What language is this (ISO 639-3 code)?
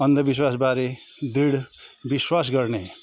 nep